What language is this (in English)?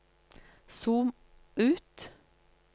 Norwegian